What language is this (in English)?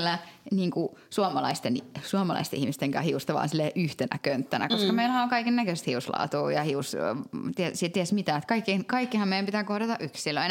Finnish